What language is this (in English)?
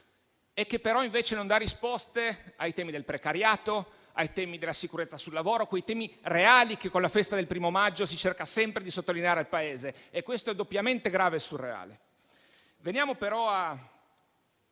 Italian